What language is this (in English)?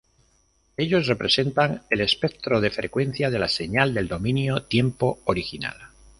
Spanish